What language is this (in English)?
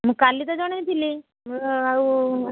Odia